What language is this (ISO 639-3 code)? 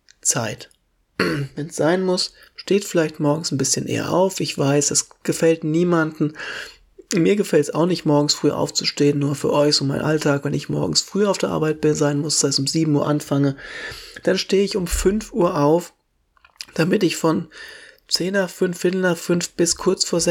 deu